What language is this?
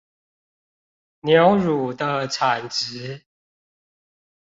Chinese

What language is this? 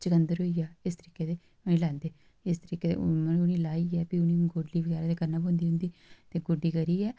Dogri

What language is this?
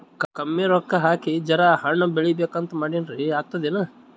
Kannada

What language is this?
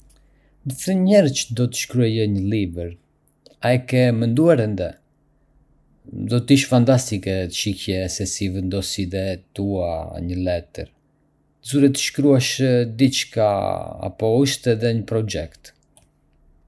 Arbëreshë Albanian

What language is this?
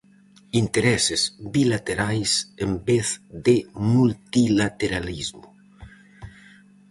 Galician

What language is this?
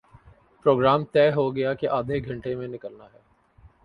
Urdu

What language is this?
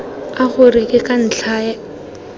Tswana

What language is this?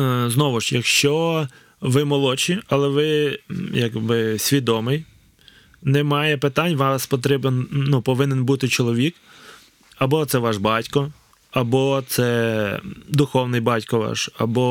Ukrainian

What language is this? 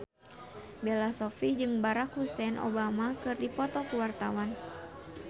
Sundanese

